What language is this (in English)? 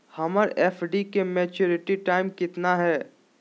Magahi